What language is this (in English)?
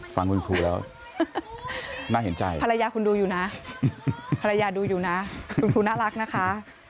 Thai